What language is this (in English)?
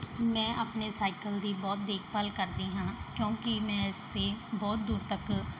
Punjabi